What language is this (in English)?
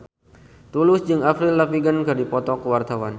Sundanese